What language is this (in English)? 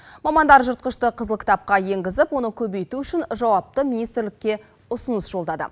Kazakh